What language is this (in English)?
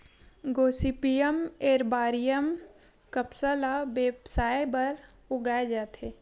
Chhattisgarhi